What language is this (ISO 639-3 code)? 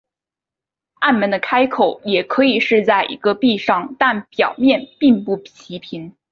zho